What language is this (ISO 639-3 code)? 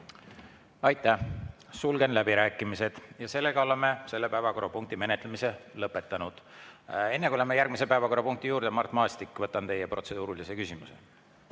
est